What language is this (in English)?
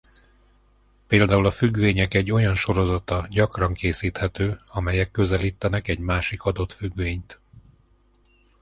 Hungarian